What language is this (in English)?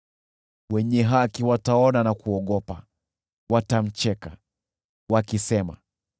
Swahili